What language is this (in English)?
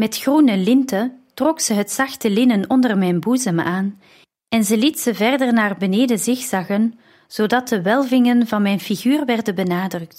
Dutch